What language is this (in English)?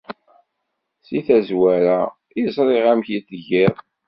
Kabyle